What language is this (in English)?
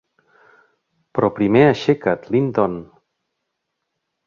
Catalan